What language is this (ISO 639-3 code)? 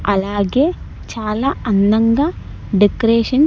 tel